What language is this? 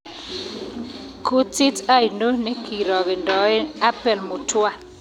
Kalenjin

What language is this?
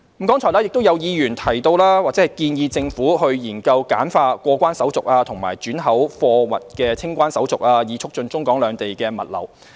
Cantonese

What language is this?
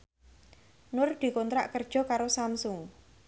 Javanese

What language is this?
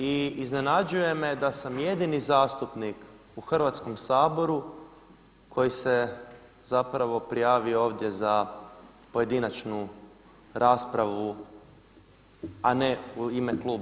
Croatian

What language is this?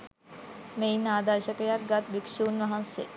Sinhala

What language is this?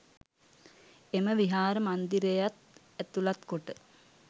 Sinhala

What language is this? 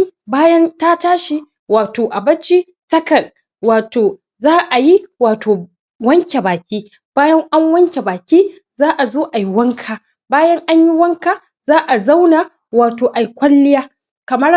Hausa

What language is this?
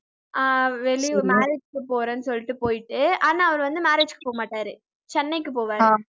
Tamil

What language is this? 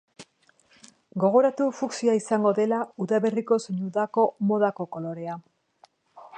Basque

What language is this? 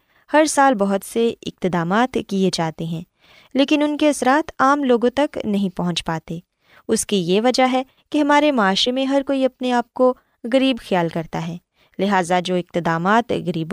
Urdu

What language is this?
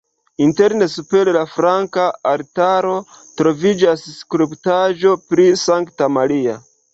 Esperanto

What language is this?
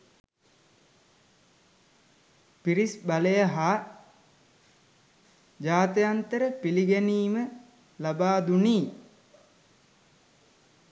Sinhala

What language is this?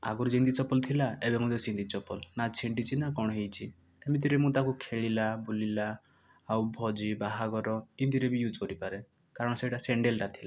Odia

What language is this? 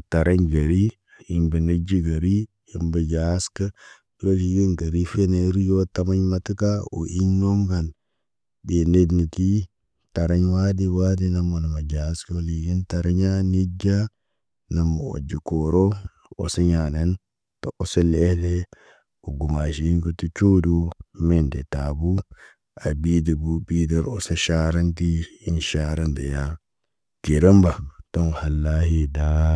Naba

